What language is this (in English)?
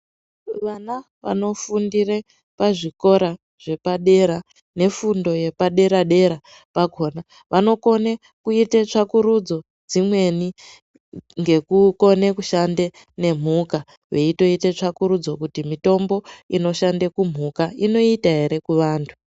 Ndau